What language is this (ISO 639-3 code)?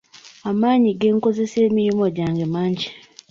lug